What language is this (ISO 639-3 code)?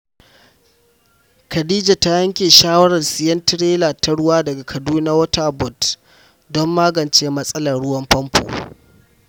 hau